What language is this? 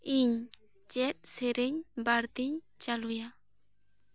Santali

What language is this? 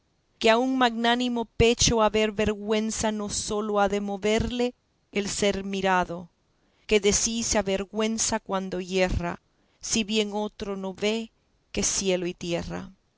Spanish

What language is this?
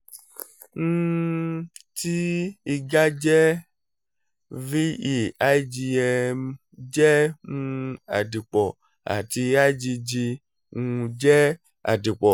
Yoruba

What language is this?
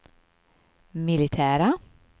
Swedish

